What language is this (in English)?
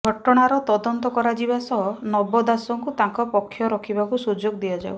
Odia